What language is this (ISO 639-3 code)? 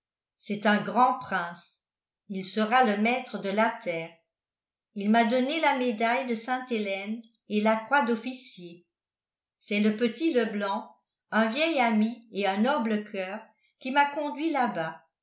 fra